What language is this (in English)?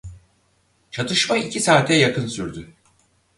Turkish